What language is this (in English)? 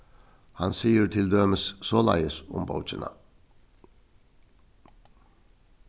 Faroese